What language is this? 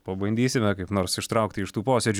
Lithuanian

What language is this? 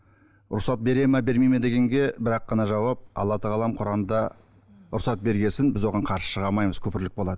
Kazakh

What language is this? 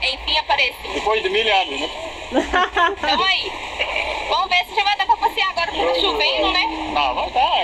Portuguese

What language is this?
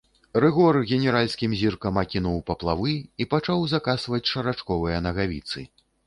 Belarusian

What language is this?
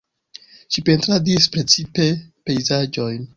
Esperanto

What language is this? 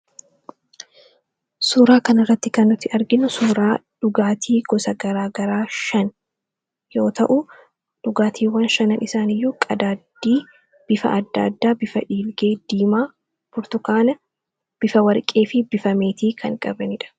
Oromo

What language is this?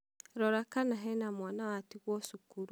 Kikuyu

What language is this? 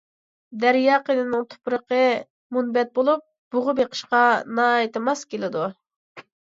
Uyghur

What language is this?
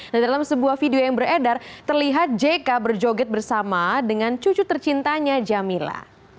Indonesian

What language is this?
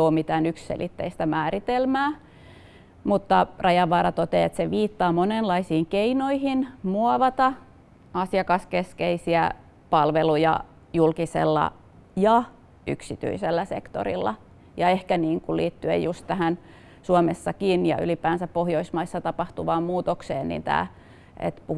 Finnish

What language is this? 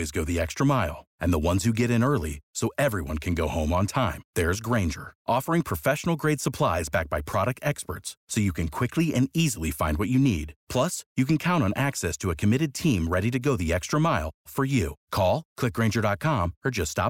Romanian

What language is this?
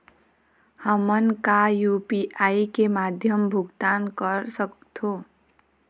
Chhattisgarhi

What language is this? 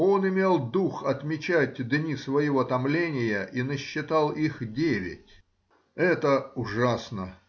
Russian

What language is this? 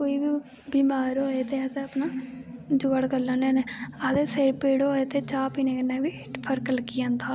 Dogri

